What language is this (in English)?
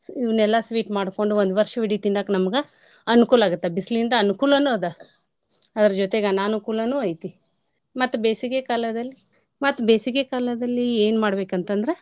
Kannada